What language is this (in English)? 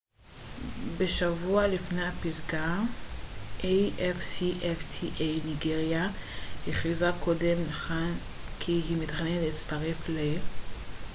Hebrew